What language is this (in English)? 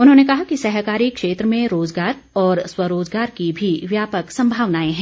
Hindi